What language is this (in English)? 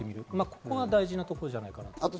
Japanese